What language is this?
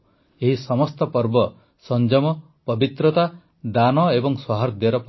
Odia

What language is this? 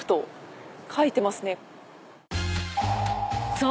Japanese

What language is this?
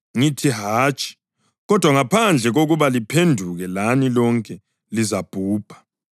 North Ndebele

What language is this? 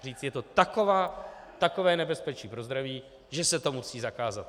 Czech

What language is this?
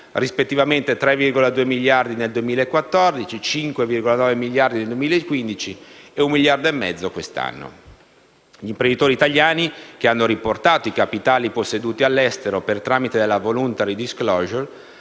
Italian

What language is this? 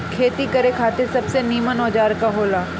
Bhojpuri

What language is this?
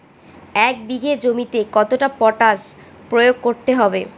Bangla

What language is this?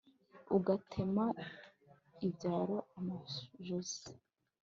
Kinyarwanda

